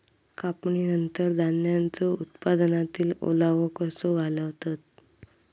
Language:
Marathi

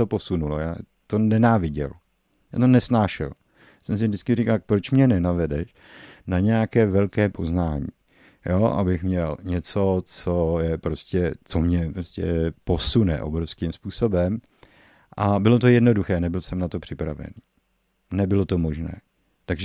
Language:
Czech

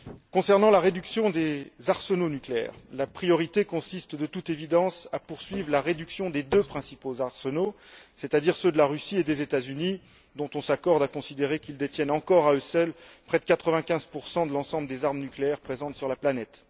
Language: French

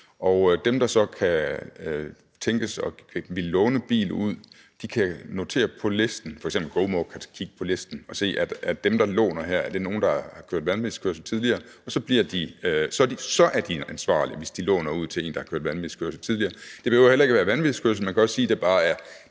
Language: Danish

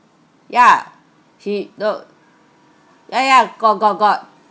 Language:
English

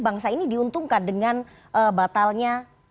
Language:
Indonesian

